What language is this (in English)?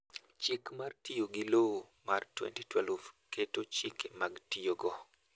Luo (Kenya and Tanzania)